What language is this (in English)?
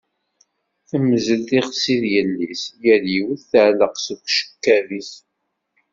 Kabyle